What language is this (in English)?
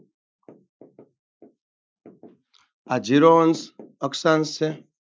Gujarati